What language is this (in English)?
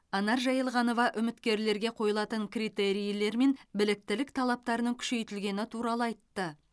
Kazakh